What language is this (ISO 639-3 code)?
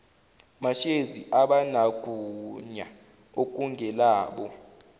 zul